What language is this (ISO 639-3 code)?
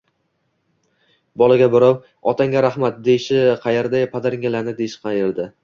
uzb